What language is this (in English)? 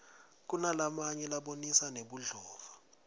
Swati